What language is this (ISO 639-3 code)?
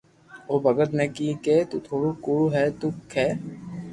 lrk